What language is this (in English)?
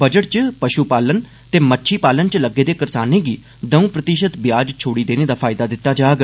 Dogri